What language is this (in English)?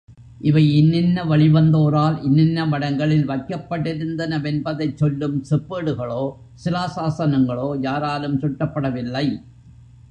Tamil